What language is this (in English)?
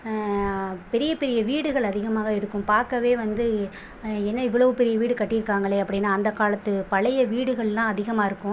Tamil